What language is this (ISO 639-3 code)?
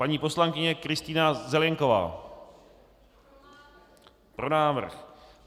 ces